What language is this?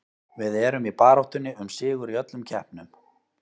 Icelandic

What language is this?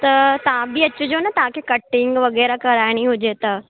Sindhi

